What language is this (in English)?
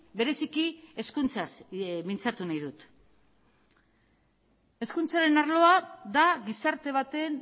Basque